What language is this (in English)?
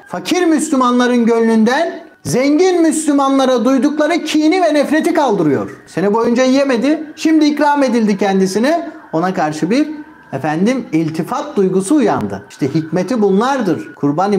Turkish